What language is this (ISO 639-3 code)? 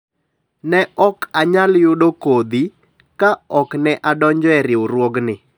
luo